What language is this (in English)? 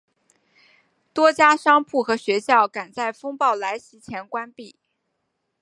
Chinese